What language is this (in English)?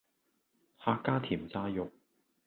Cantonese